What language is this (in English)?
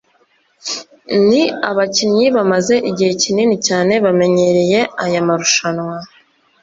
Kinyarwanda